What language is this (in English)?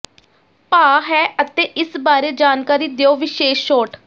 Punjabi